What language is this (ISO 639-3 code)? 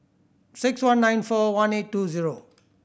eng